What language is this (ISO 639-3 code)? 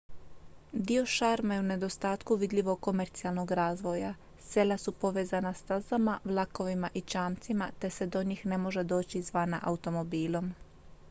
hrv